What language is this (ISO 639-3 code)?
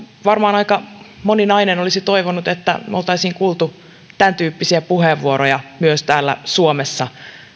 fin